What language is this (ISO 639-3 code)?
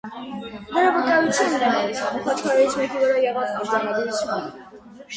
hye